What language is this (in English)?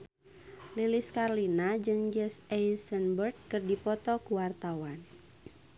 Sundanese